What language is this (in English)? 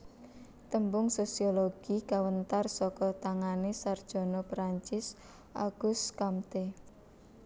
Javanese